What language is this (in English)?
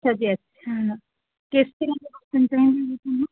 Punjabi